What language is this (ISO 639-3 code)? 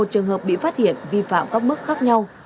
vie